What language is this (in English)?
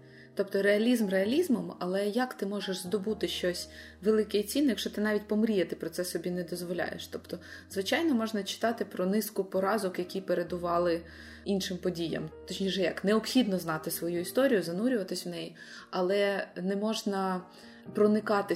Ukrainian